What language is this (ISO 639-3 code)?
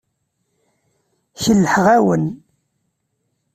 kab